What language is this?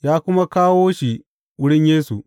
Hausa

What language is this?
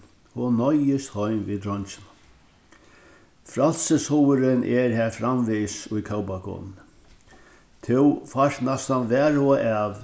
Faroese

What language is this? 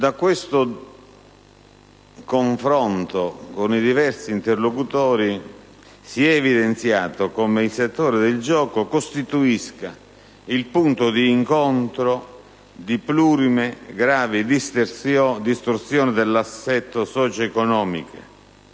Italian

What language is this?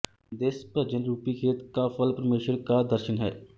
Punjabi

